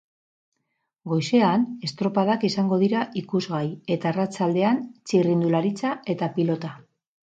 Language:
Basque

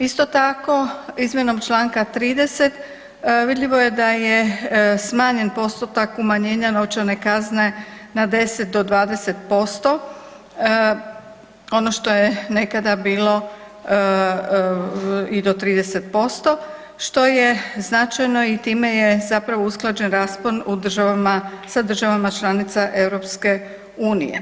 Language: Croatian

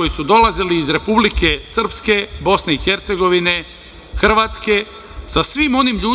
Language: Serbian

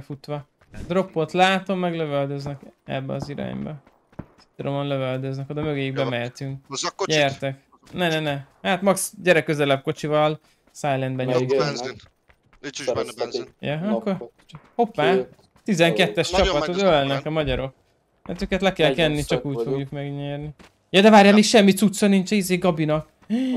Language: Hungarian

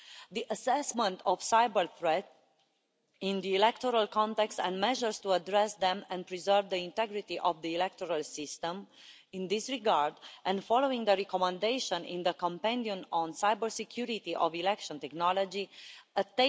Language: English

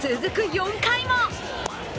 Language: Japanese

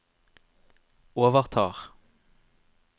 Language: Norwegian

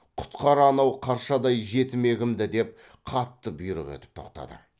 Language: Kazakh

